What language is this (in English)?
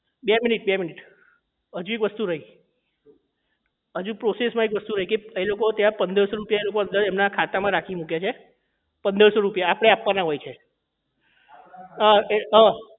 Gujarati